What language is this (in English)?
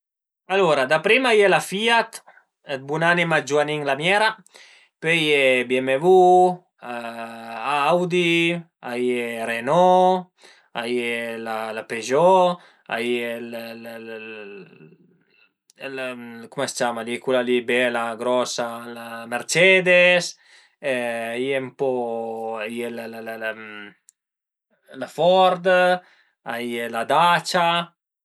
Piedmontese